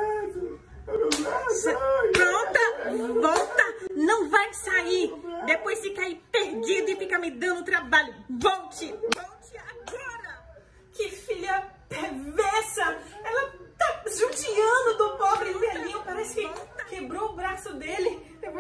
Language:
Portuguese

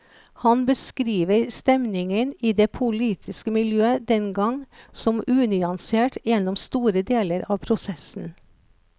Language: Norwegian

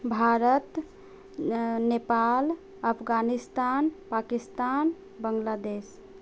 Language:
Maithili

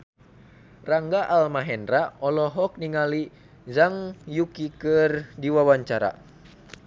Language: Sundanese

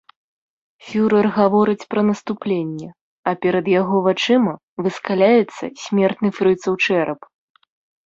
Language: Belarusian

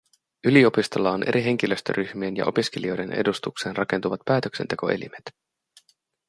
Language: Finnish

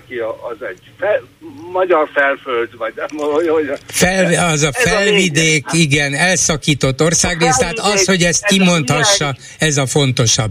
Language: Hungarian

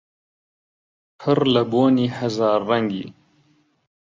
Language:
Central Kurdish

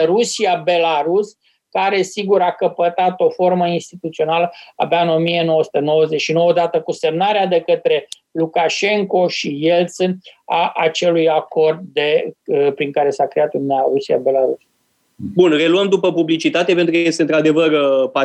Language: Romanian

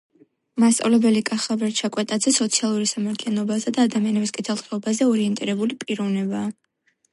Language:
Georgian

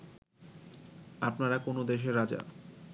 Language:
Bangla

